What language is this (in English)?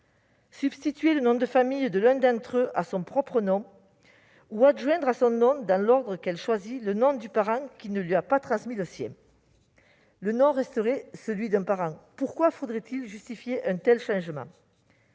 French